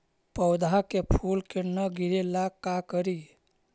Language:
Magahi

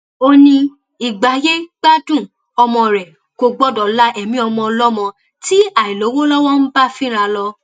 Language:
Yoruba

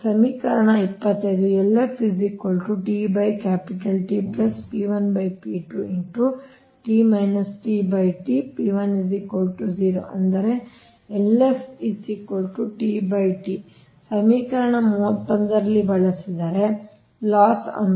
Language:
Kannada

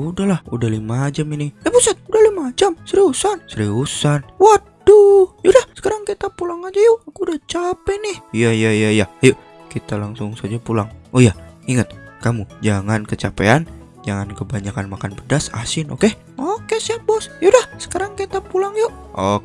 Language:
Indonesian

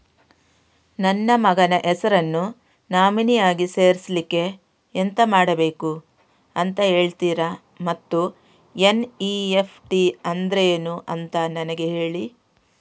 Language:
Kannada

